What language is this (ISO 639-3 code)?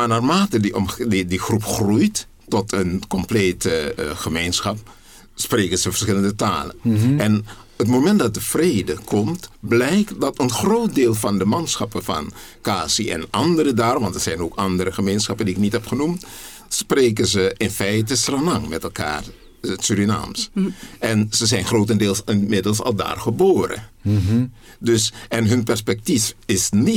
nld